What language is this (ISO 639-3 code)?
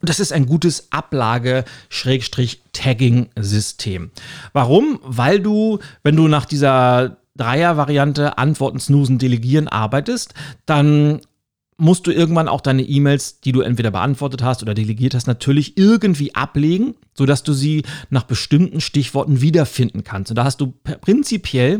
deu